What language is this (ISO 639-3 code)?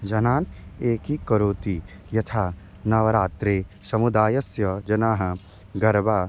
san